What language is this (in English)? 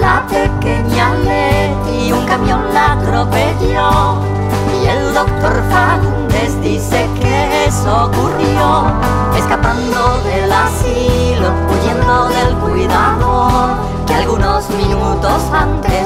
Spanish